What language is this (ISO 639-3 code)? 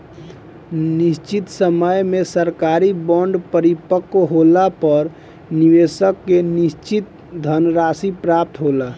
bho